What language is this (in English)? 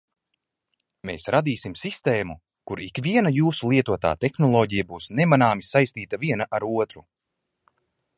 Latvian